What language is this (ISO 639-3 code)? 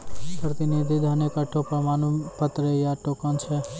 mai